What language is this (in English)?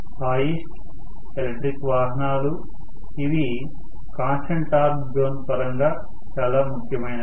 Telugu